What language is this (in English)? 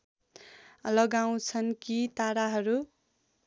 Nepali